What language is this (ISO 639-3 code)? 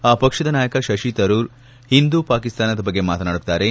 kan